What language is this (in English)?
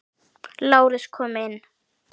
Icelandic